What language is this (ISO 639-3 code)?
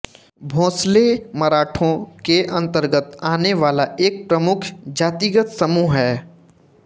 hin